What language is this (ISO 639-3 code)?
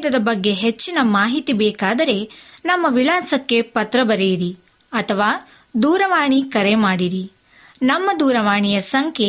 kan